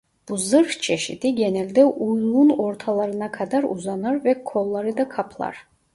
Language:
Turkish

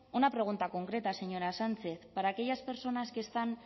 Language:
Spanish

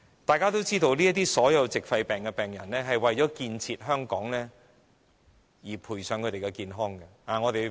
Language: Cantonese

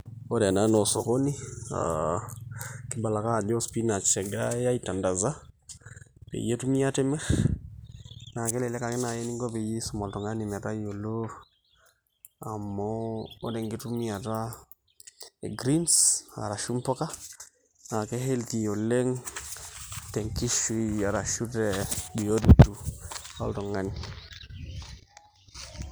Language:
Masai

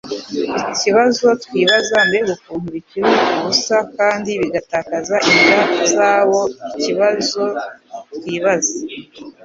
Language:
Kinyarwanda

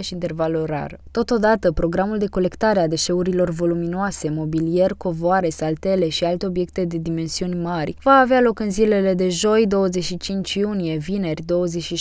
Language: Romanian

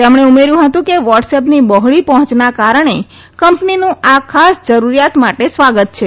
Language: Gujarati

